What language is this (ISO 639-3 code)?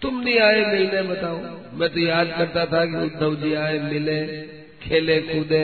hin